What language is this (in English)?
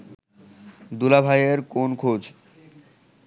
Bangla